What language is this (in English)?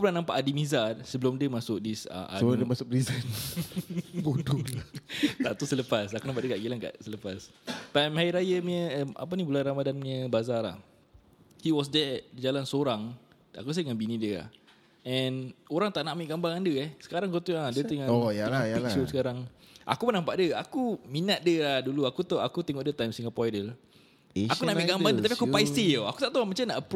Malay